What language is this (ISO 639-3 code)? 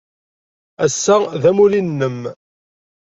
kab